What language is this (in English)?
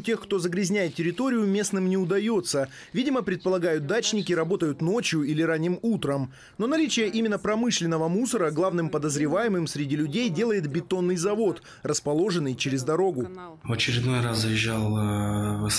Russian